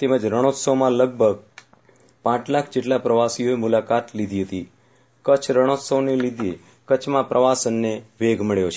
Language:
Gujarati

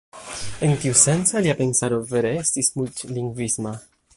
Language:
Esperanto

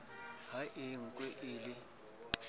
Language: Southern Sotho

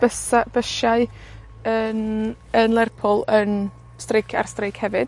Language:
Welsh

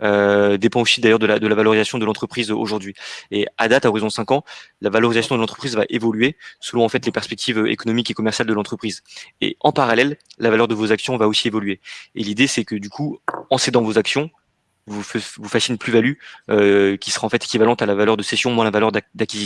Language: French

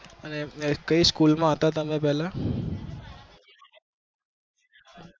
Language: Gujarati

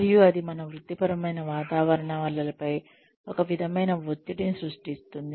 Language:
Telugu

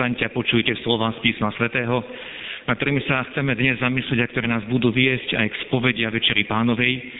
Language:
Slovak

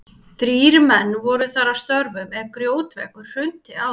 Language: Icelandic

